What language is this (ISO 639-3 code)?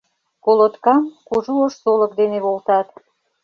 chm